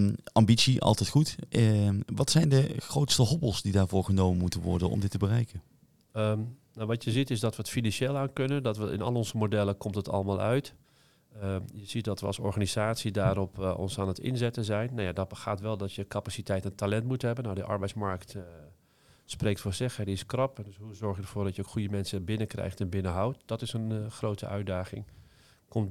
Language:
Dutch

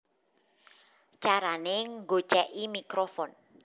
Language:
Javanese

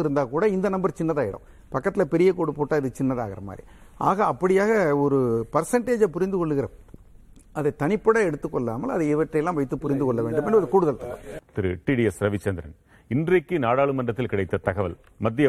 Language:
Tamil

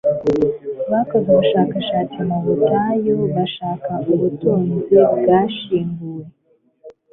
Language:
Kinyarwanda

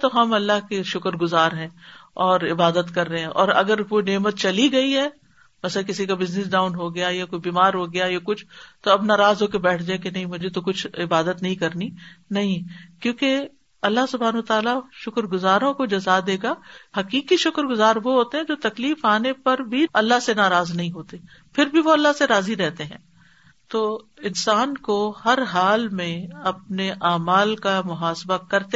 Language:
Urdu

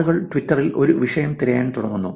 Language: Malayalam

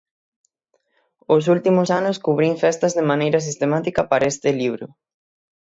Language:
Galician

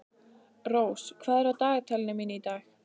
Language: Icelandic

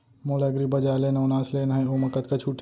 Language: Chhattisgarhi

